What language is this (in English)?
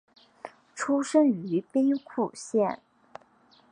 Chinese